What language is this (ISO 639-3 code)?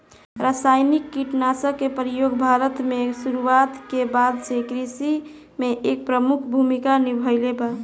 bho